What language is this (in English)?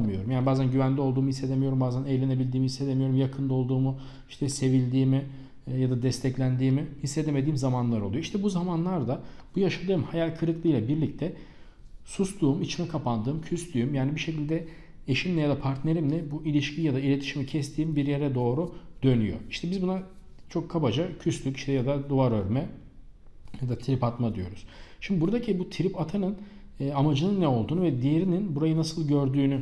Turkish